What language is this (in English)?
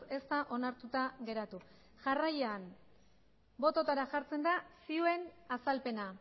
Basque